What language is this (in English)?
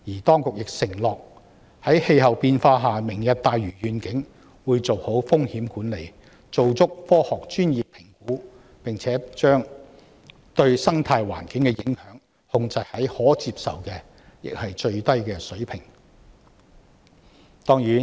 Cantonese